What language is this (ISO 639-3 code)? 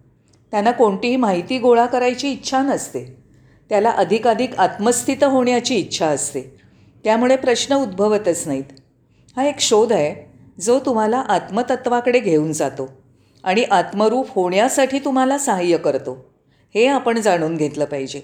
mar